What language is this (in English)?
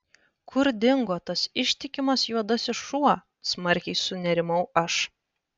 Lithuanian